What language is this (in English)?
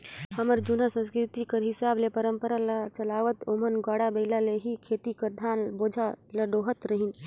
Chhattisgarhi